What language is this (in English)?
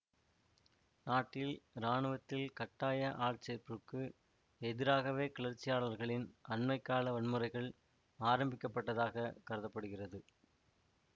Tamil